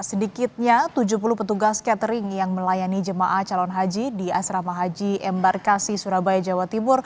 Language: Indonesian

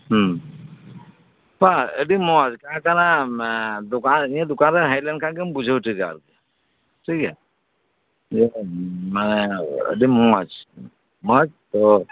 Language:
Santali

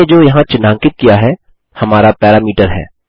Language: Hindi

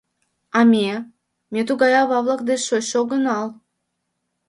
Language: Mari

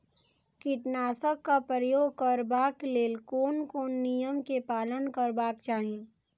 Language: Maithili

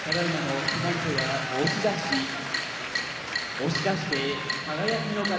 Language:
Japanese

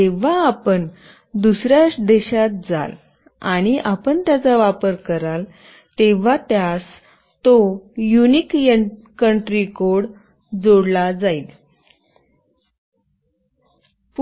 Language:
Marathi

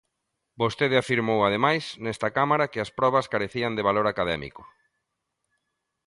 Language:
Galician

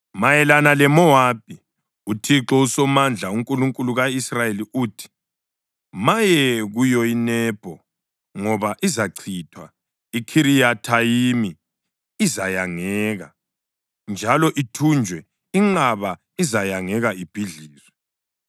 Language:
North Ndebele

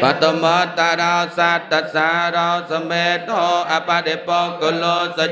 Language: Indonesian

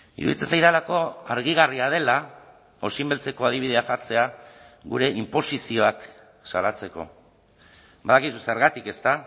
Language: Basque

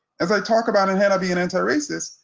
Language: English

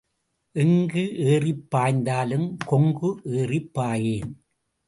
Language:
Tamil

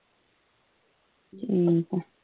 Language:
Punjabi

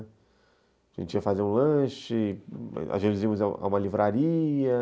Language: Portuguese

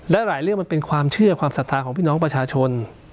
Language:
Thai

